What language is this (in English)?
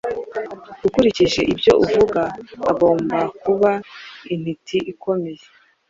Kinyarwanda